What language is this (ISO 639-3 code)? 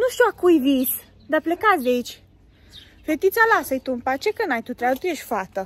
ron